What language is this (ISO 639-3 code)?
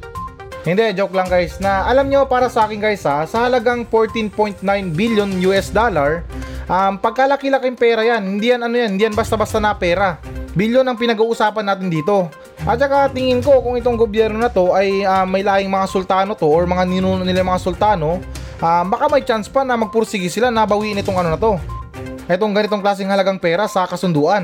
fil